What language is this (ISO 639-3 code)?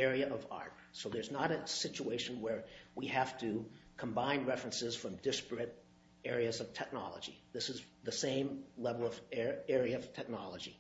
eng